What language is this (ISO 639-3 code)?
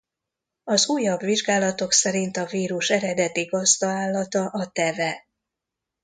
hun